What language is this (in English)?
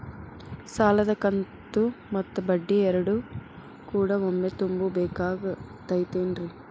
Kannada